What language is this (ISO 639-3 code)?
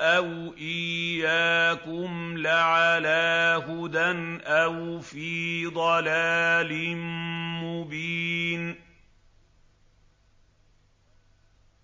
ara